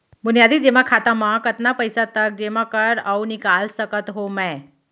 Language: Chhattisgarhi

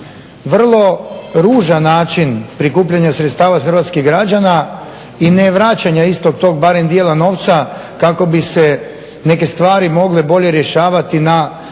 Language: Croatian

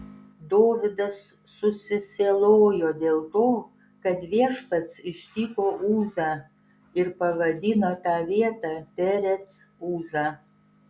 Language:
Lithuanian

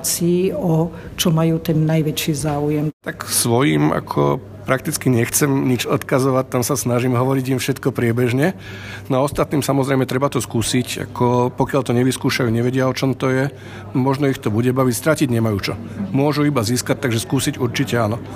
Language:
Slovak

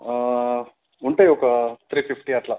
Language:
Telugu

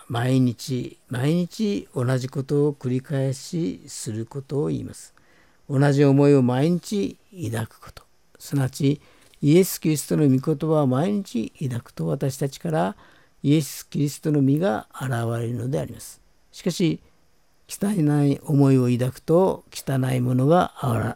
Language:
Japanese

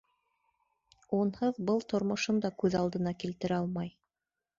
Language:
Bashkir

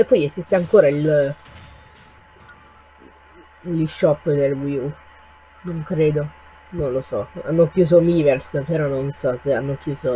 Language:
Italian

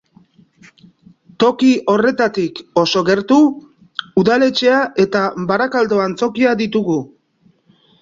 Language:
Basque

